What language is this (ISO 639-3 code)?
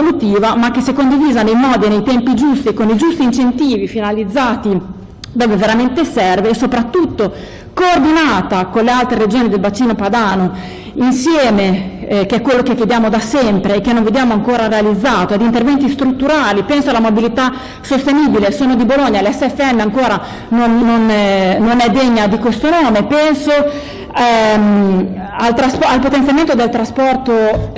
ita